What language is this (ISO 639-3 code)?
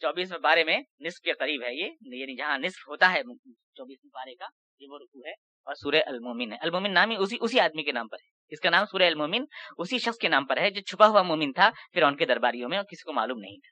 urd